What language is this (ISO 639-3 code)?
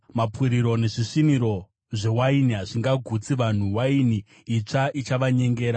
sna